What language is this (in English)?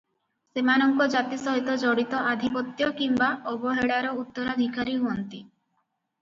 Odia